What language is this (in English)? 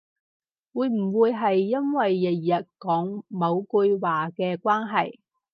Cantonese